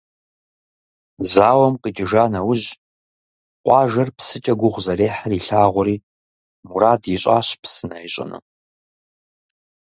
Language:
Kabardian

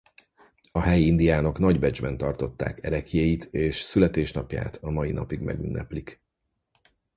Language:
Hungarian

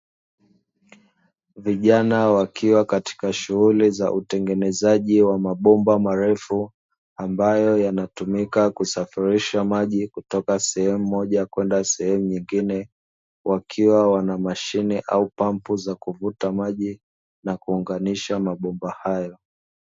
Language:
Swahili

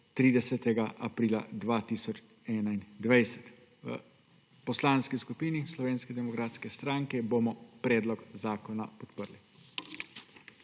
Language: Slovenian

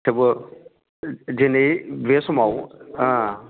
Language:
Bodo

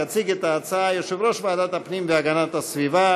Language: Hebrew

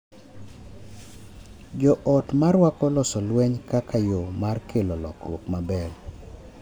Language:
Luo (Kenya and Tanzania)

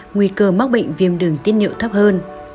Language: Vietnamese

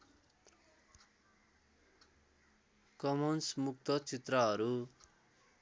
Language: Nepali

